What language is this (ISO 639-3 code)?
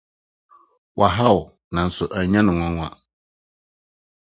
aka